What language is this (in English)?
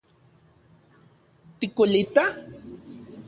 Central Puebla Nahuatl